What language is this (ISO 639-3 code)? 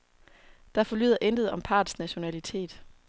dan